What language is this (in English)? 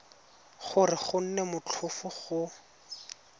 Tswana